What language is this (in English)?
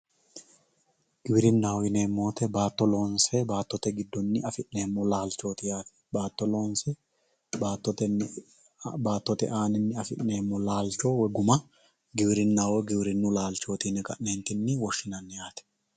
Sidamo